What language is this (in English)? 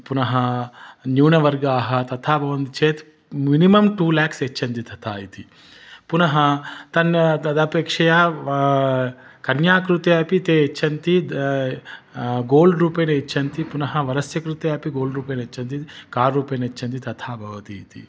Sanskrit